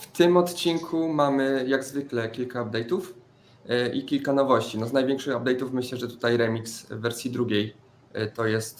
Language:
Polish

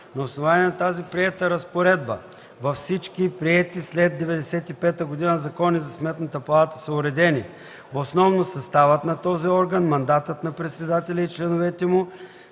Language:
Bulgarian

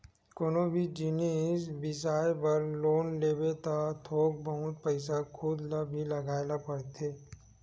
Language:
Chhattisgarhi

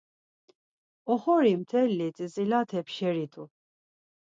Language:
Laz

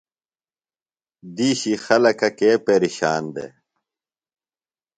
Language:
Phalura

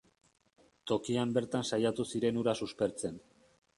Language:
Basque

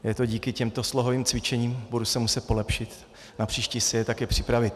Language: Czech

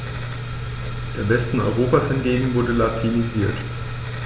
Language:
German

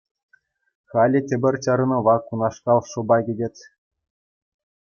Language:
Chuvash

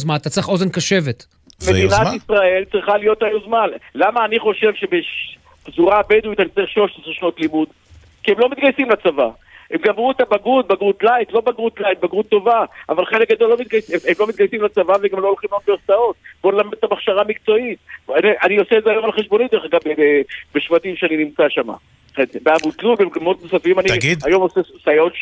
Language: Hebrew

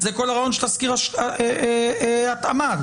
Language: Hebrew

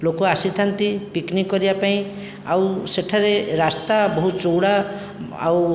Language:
Odia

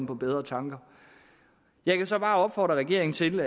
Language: Danish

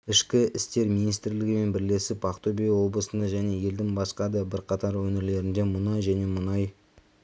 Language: Kazakh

